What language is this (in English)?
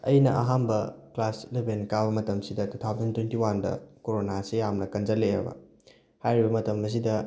Manipuri